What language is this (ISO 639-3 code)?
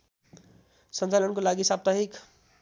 nep